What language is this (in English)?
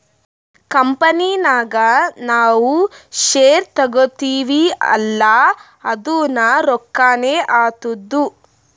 Kannada